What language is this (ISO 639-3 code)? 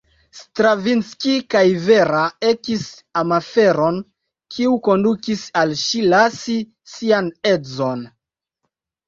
epo